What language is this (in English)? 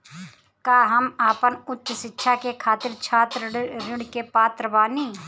Bhojpuri